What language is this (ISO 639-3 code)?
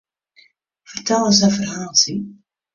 fry